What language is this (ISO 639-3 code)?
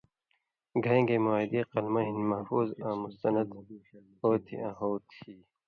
mvy